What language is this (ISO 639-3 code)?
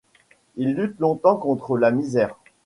fra